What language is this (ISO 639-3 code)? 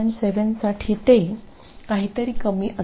mar